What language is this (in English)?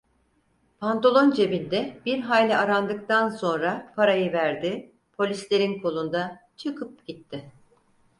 Turkish